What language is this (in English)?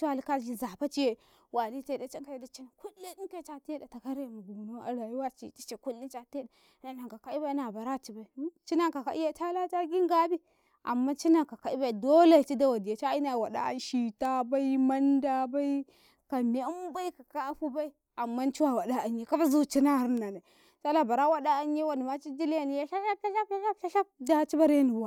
Karekare